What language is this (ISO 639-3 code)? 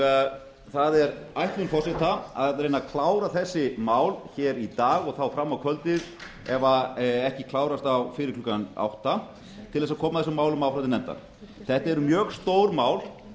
isl